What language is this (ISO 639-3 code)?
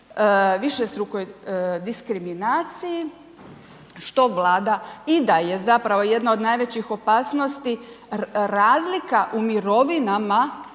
hrv